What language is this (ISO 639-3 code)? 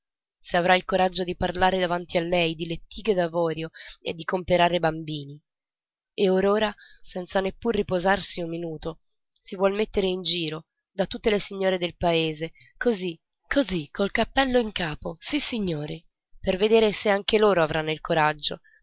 ita